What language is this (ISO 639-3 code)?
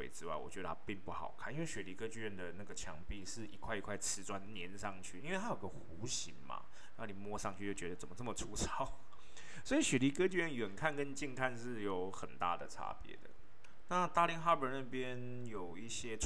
zho